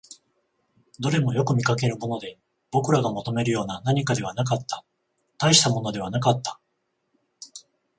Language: Japanese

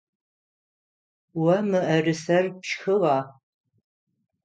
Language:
Adyghe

